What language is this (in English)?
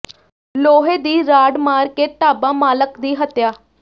Punjabi